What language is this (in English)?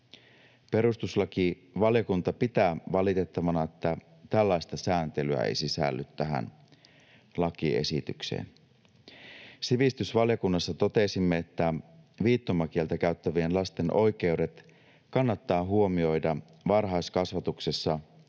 Finnish